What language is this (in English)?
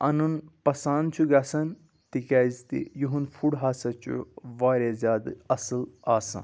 Kashmiri